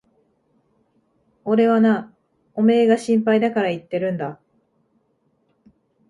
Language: Japanese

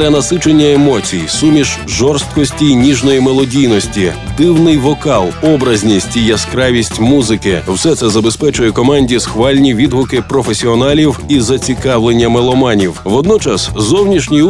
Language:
Ukrainian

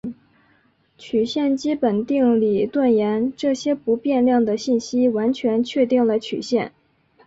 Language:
Chinese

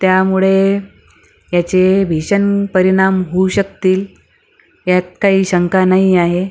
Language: Marathi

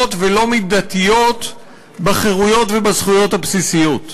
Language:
Hebrew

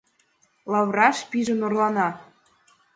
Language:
Mari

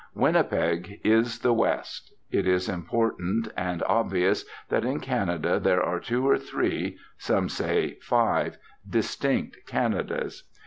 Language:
English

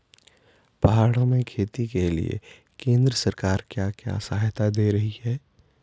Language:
Hindi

